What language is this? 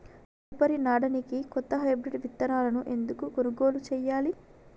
Telugu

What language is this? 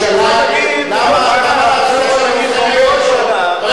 Hebrew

